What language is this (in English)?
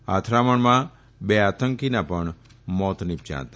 Gujarati